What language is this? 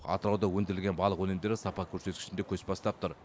Kazakh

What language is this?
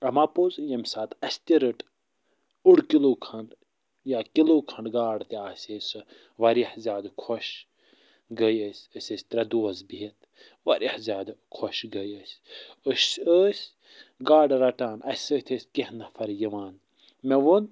Kashmiri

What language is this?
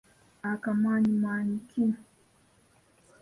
Ganda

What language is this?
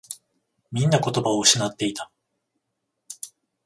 Japanese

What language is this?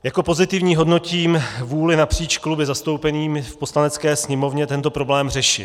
Czech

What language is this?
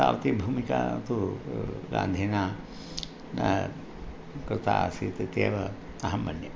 Sanskrit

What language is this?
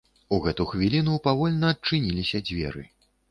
Belarusian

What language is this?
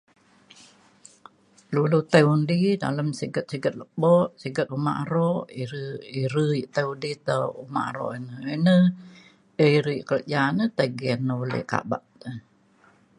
Mainstream Kenyah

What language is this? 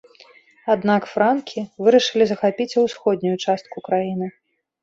Belarusian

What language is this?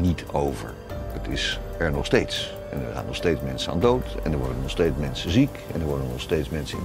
Dutch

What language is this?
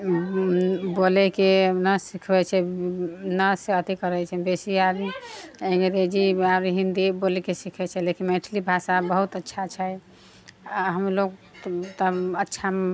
Maithili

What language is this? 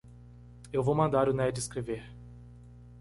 Portuguese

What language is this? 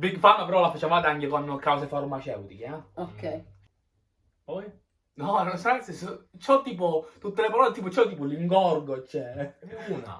Italian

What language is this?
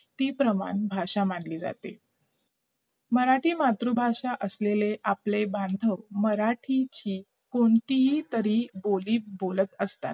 Marathi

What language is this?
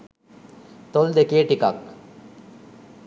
Sinhala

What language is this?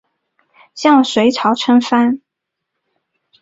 Chinese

